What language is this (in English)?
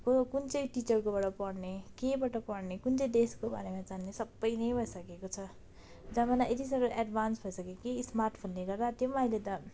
Nepali